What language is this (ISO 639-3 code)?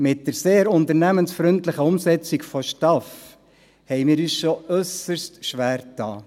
gsw